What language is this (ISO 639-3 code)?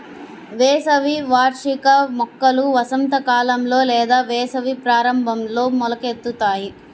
tel